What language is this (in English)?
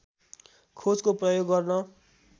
Nepali